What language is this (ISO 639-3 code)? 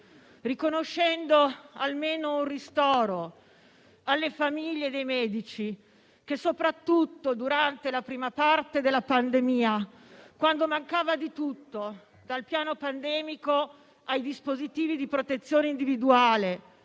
ita